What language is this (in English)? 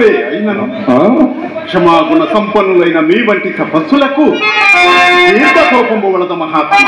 Arabic